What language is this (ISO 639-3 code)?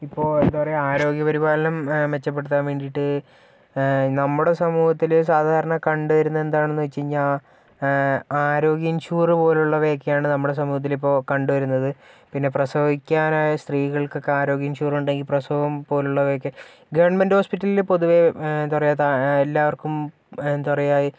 mal